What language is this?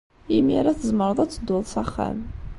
Kabyle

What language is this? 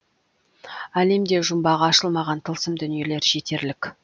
Kazakh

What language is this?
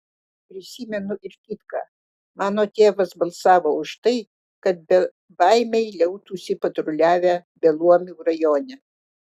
Lithuanian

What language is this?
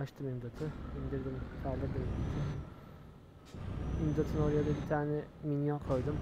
Turkish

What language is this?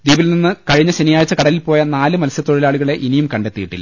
Malayalam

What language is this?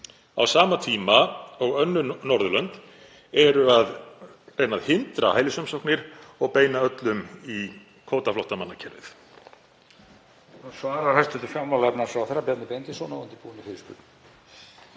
Icelandic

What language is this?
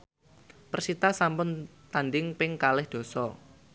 Javanese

